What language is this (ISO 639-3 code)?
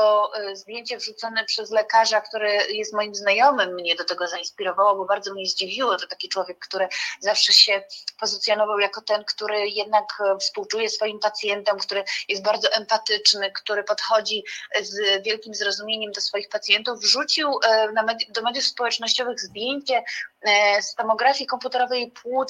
pol